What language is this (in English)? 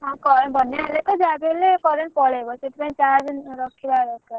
Odia